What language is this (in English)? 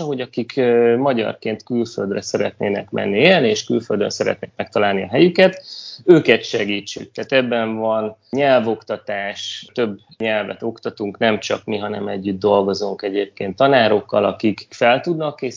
Hungarian